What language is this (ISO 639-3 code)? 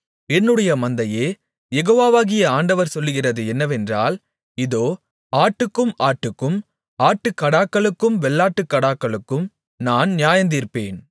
tam